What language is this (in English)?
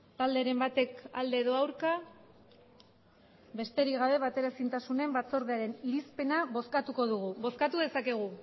Basque